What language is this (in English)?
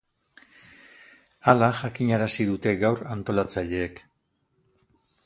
Basque